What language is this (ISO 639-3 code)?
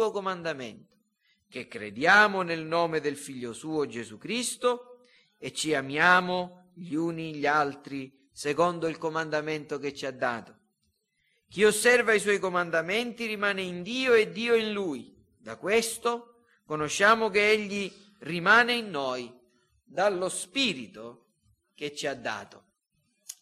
ita